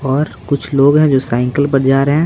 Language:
Hindi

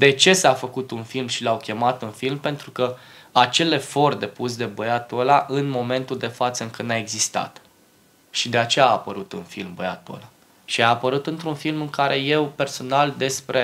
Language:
Romanian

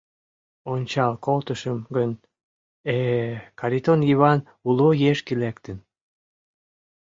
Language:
Mari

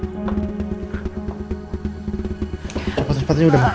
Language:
Indonesian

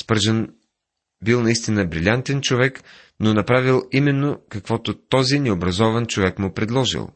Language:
Bulgarian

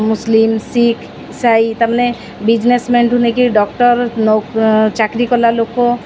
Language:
Odia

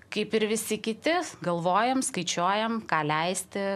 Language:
Lithuanian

